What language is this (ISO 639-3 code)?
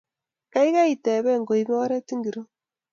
kln